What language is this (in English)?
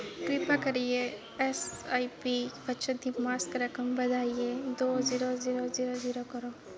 Dogri